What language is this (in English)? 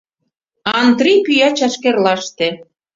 Mari